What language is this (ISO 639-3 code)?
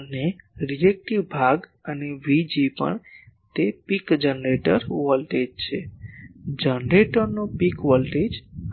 guj